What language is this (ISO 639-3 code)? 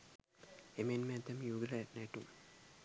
sin